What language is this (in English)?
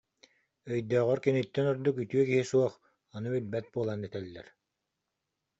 Yakut